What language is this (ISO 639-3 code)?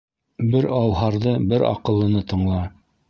bak